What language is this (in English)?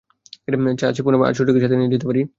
Bangla